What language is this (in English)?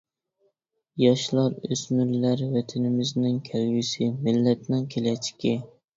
Uyghur